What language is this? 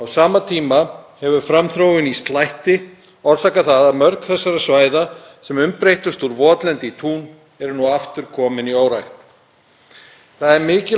Icelandic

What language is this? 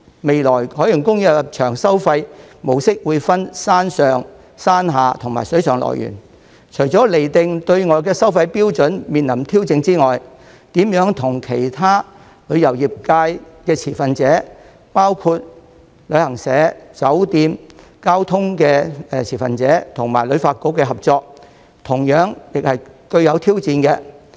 Cantonese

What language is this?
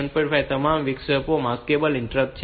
Gujarati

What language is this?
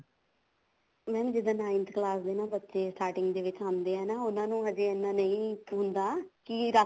Punjabi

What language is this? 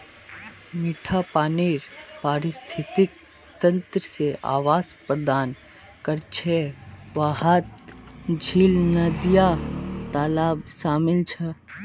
Magahi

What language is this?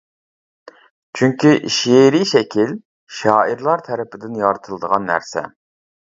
Uyghur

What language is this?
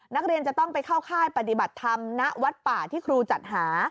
Thai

